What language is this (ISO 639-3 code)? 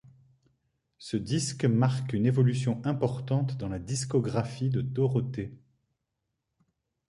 fra